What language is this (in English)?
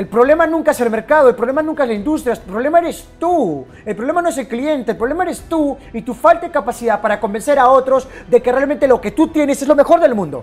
Spanish